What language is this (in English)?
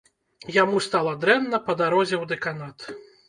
Belarusian